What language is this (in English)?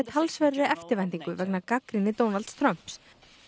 Icelandic